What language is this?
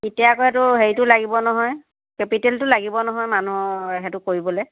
Assamese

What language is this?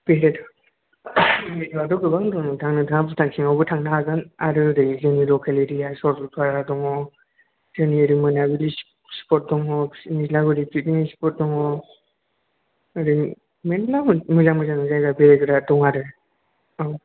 Bodo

